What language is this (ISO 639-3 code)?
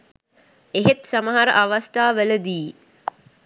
sin